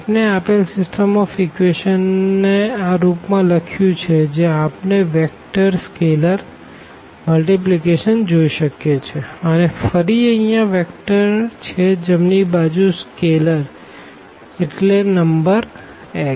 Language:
Gujarati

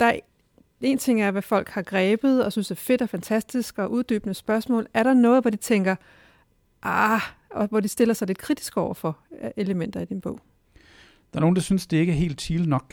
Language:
Danish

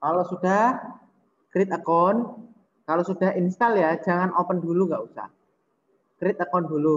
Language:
Indonesian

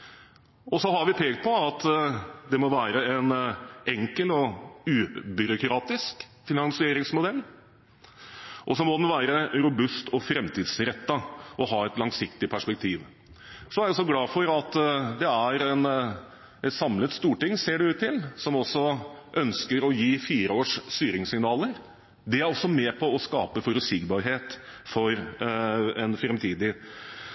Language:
Norwegian Bokmål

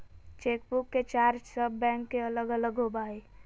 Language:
Magahi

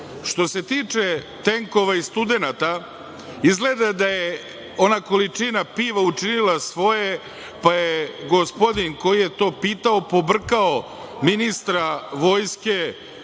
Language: Serbian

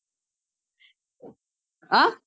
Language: Tamil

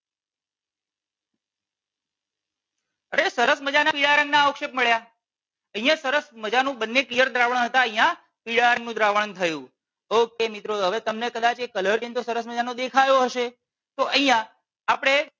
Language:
Gujarati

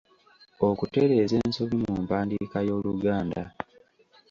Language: Ganda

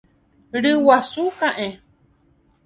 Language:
Guarani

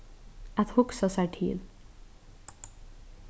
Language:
Faroese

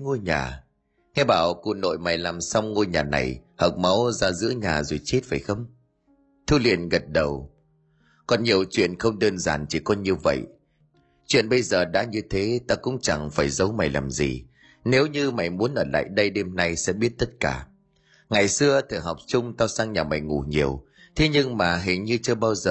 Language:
Vietnamese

